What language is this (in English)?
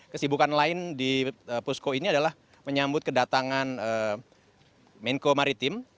Indonesian